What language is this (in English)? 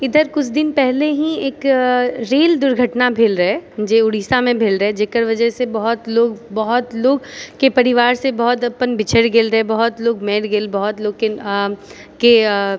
Maithili